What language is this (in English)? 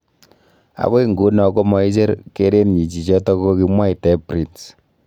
Kalenjin